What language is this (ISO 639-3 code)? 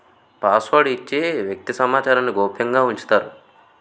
tel